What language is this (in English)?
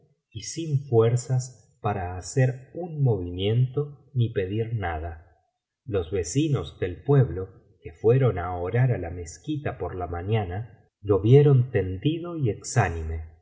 Spanish